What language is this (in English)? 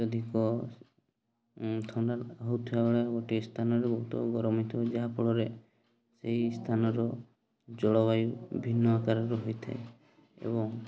Odia